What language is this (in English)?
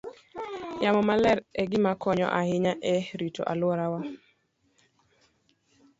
Luo (Kenya and Tanzania)